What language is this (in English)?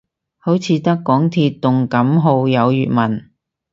Cantonese